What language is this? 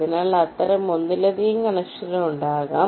Malayalam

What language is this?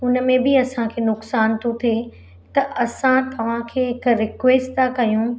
Sindhi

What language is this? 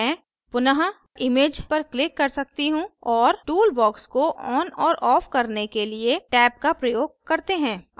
Hindi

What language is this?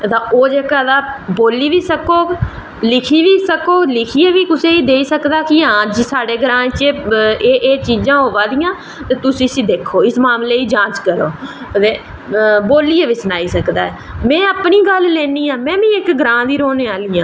Dogri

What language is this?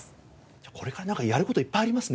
Japanese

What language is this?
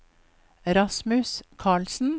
Norwegian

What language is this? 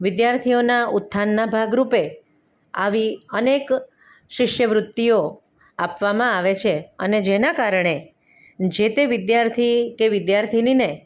Gujarati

